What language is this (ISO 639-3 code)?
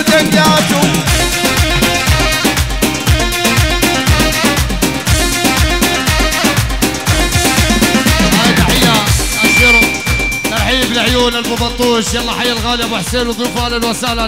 ara